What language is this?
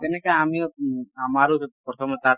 Assamese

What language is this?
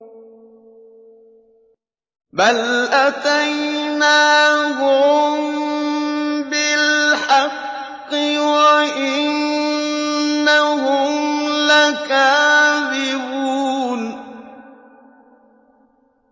Arabic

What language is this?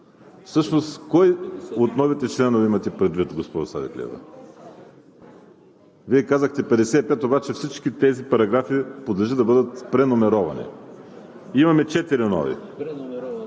Bulgarian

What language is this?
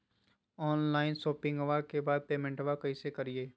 Magahi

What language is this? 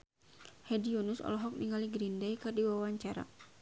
Sundanese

